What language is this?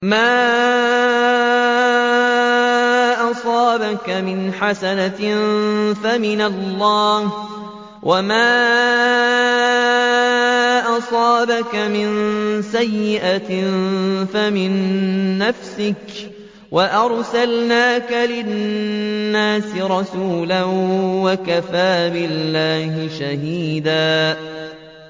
Arabic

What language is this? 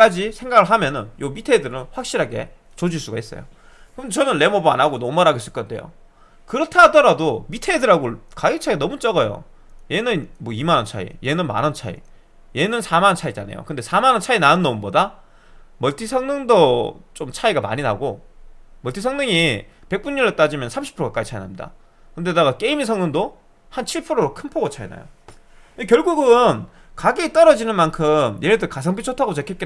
Korean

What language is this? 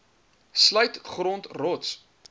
Afrikaans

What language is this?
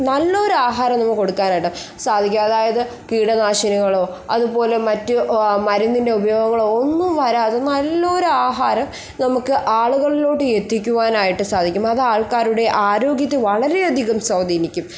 Malayalam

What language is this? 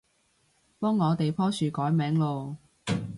Cantonese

